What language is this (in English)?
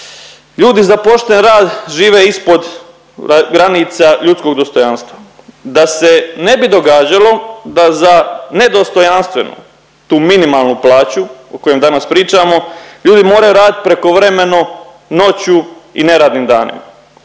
Croatian